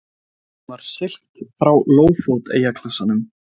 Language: Icelandic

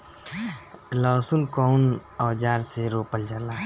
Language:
Bhojpuri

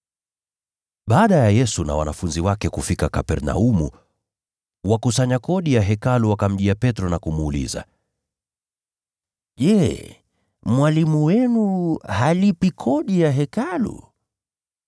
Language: Swahili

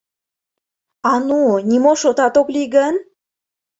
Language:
Mari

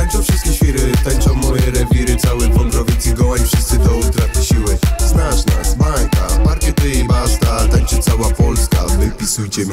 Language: Polish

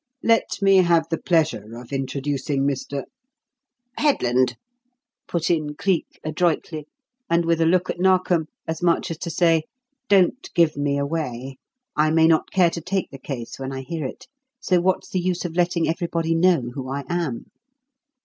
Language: English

